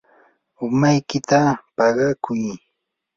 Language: Yanahuanca Pasco Quechua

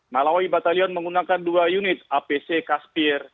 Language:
Indonesian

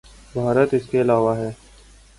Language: Urdu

